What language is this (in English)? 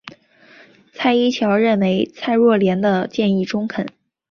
Chinese